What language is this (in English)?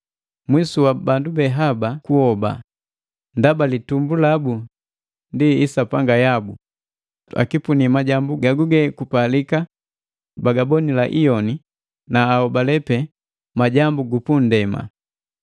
Matengo